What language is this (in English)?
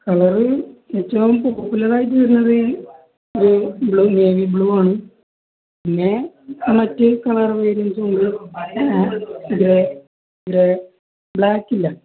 Malayalam